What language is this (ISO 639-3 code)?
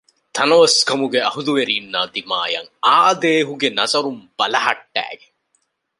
div